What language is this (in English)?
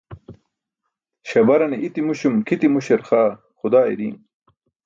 Burushaski